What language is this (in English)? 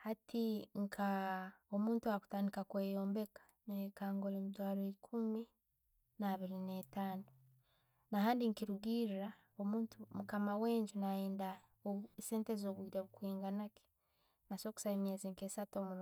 Tooro